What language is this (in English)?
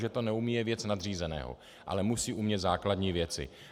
Czech